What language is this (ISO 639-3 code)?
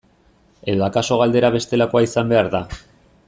eus